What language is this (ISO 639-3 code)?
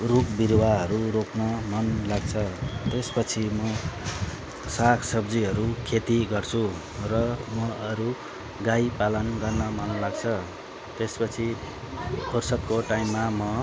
nep